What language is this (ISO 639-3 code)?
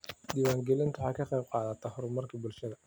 som